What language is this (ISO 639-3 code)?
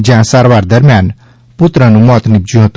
guj